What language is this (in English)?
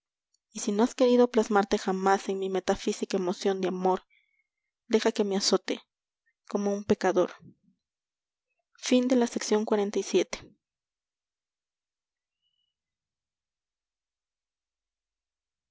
Spanish